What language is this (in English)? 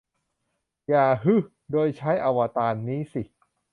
Thai